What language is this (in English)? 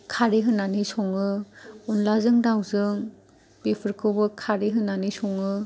Bodo